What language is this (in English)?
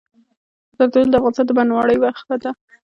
Pashto